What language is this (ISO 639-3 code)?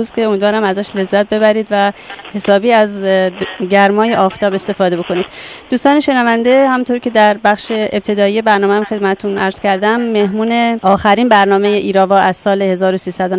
fas